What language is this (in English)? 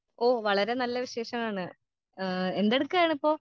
Malayalam